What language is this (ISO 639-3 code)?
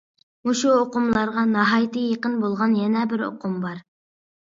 uig